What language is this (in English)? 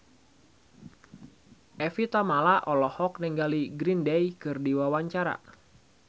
Sundanese